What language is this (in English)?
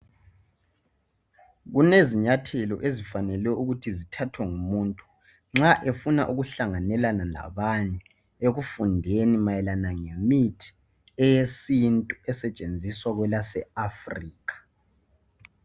North Ndebele